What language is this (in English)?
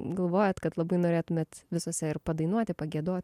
Lithuanian